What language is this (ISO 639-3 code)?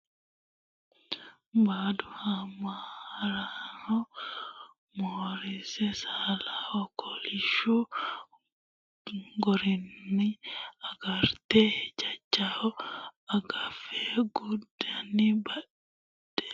sid